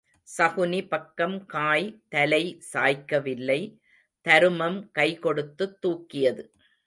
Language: Tamil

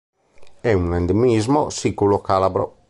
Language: Italian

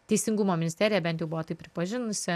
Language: Lithuanian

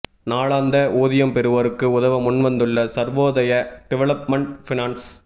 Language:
Tamil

